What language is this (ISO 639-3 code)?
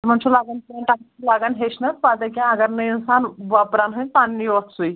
kas